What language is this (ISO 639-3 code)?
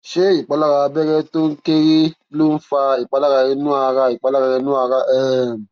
yor